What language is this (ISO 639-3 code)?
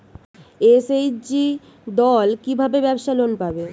ben